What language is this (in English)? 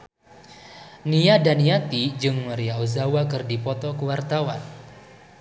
Sundanese